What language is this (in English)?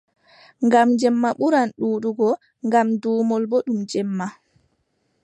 Adamawa Fulfulde